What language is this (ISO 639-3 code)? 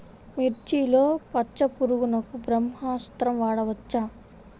tel